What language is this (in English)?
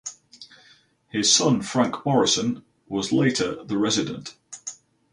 English